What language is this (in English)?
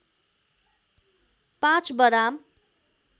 Nepali